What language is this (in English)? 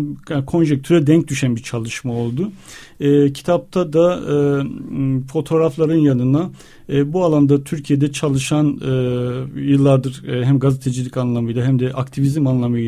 Turkish